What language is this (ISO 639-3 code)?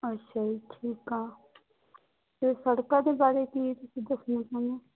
pan